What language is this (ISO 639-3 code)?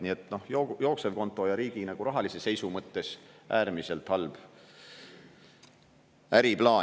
est